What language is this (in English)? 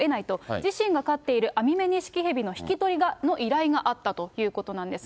Japanese